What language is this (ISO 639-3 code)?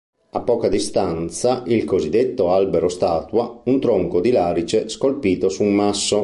ita